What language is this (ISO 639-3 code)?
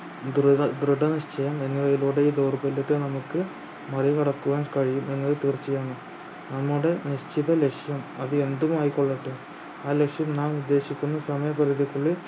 mal